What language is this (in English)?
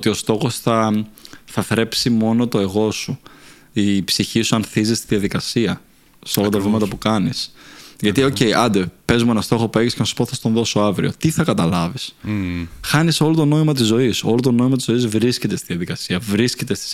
Greek